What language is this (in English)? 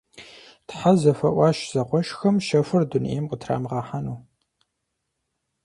Kabardian